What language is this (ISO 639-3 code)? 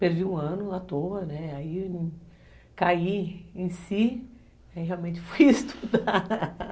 por